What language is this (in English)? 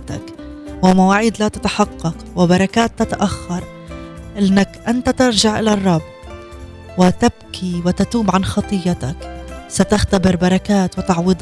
Arabic